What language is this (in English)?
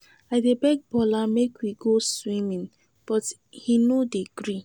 Nigerian Pidgin